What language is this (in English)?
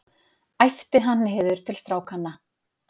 Icelandic